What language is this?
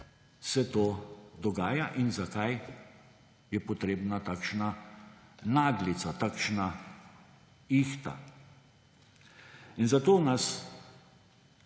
Slovenian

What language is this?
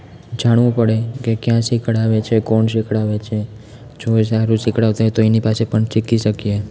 Gujarati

